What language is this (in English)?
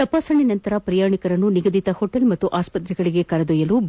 Kannada